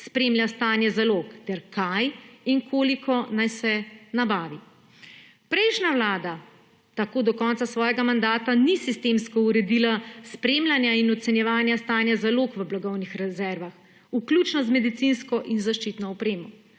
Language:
Slovenian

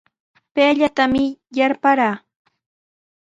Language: Sihuas Ancash Quechua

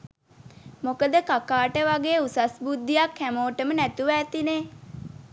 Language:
Sinhala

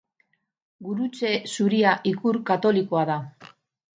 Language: Basque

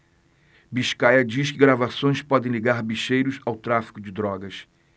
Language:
Portuguese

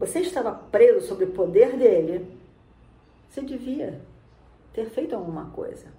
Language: Portuguese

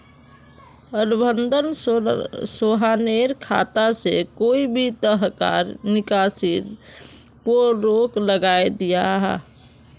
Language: Magahi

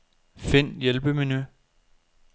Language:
Danish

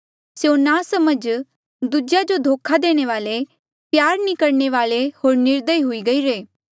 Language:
Mandeali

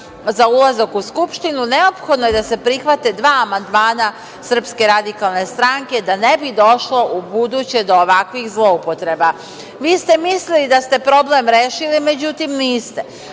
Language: Serbian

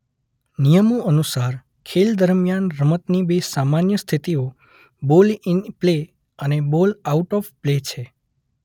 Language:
Gujarati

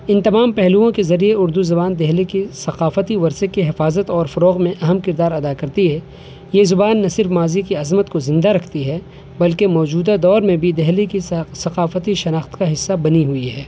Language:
Urdu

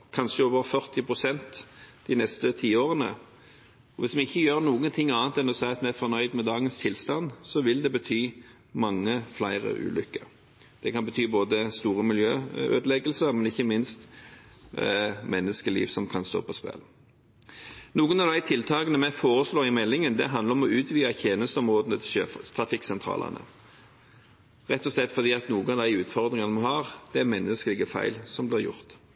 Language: Norwegian Bokmål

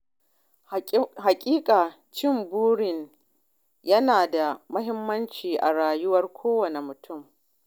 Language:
Hausa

